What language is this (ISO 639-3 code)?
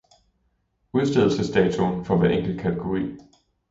dan